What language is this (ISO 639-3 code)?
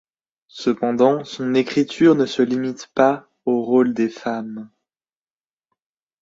fra